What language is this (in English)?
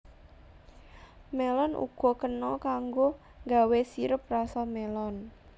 Javanese